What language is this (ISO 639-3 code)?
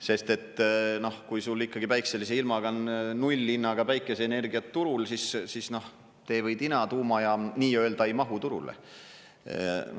est